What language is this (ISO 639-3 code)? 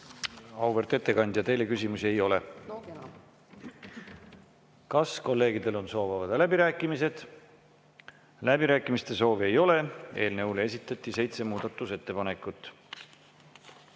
est